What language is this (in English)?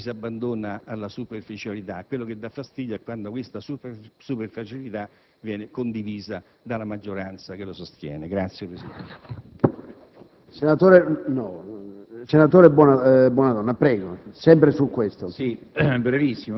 Italian